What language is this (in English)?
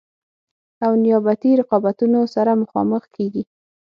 Pashto